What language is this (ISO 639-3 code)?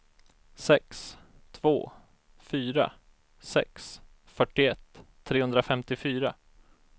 swe